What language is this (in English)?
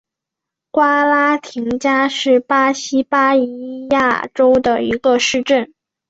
Chinese